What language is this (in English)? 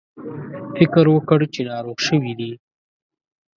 Pashto